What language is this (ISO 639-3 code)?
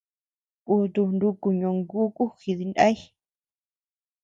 cux